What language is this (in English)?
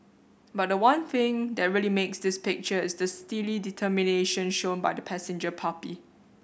English